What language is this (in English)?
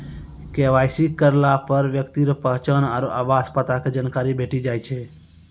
Maithili